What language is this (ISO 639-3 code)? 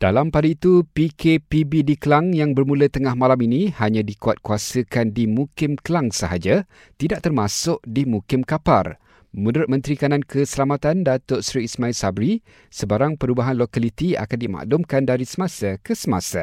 msa